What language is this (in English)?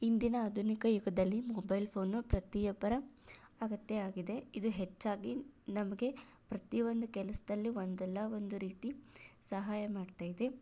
Kannada